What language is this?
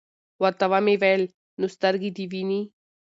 Pashto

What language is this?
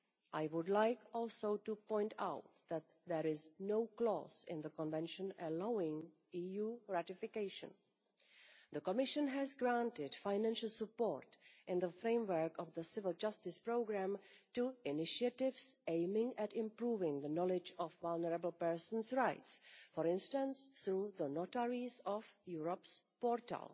English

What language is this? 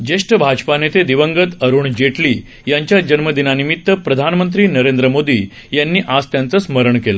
Marathi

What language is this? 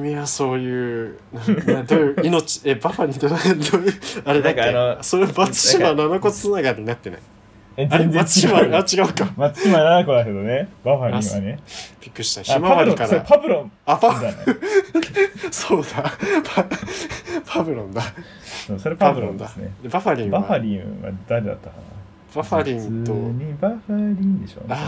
Japanese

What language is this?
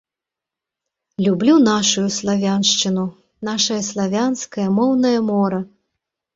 Belarusian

